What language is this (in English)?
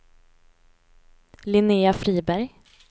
Swedish